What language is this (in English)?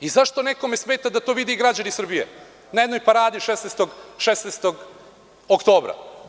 Serbian